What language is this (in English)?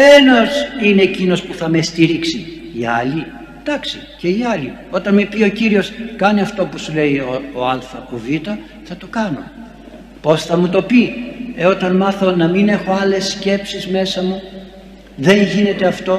Greek